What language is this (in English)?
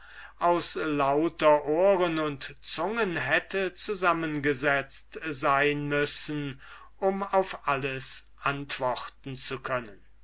German